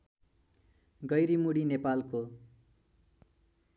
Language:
Nepali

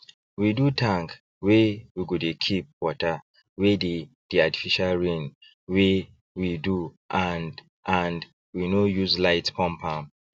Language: Nigerian Pidgin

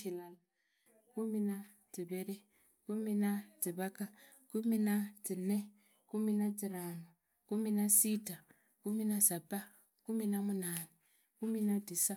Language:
Idakho-Isukha-Tiriki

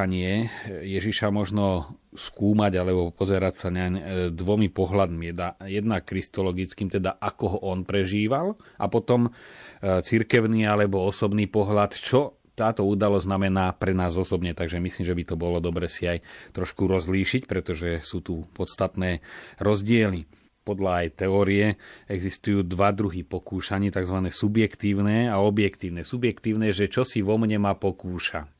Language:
Slovak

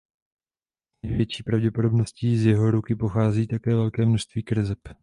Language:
Czech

